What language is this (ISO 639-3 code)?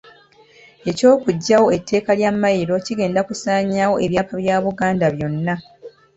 lug